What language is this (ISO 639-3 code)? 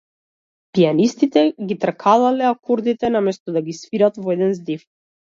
mkd